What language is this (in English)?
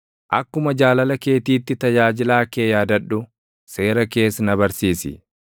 Oromo